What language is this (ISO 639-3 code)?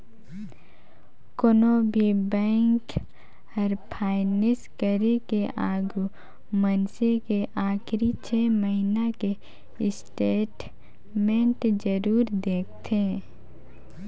hne